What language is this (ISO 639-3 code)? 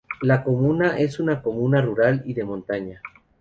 spa